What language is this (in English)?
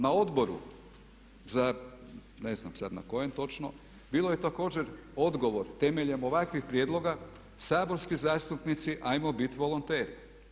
Croatian